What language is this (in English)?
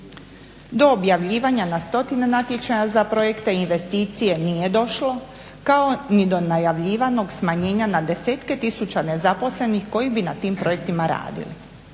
Croatian